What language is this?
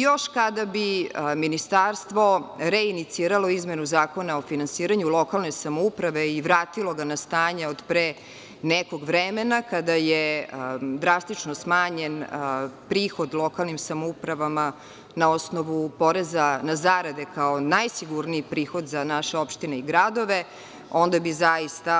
Serbian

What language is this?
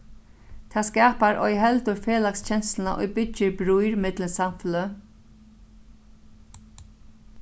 Faroese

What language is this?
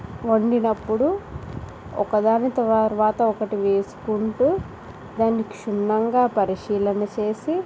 Telugu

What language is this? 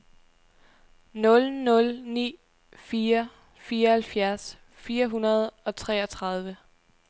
Danish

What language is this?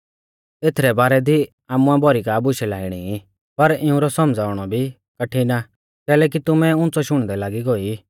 Mahasu Pahari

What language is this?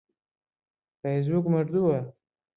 Central Kurdish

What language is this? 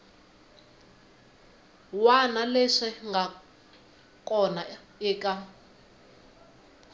Tsonga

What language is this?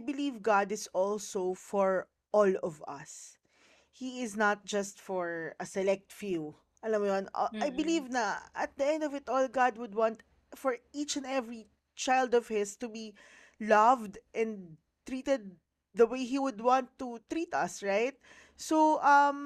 Filipino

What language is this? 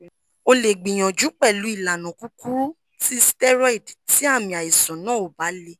Yoruba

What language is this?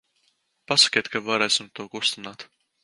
Latvian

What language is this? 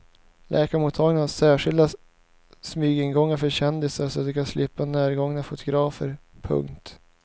Swedish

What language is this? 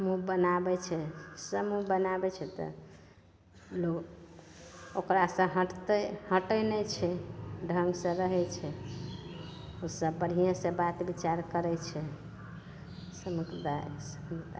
Maithili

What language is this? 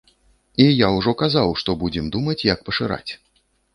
Belarusian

